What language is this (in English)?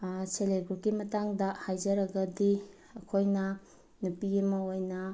Manipuri